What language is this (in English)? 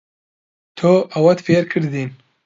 Central Kurdish